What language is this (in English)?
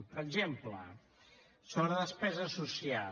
Catalan